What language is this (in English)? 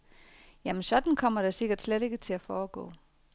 Danish